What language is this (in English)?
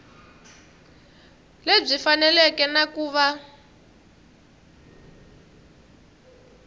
Tsonga